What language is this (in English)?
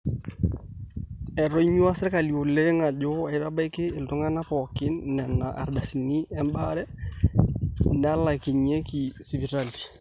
Masai